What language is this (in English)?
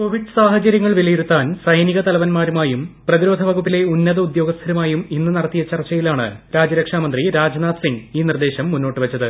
Malayalam